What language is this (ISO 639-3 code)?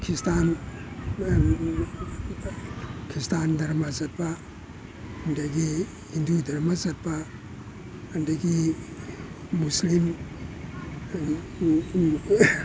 mni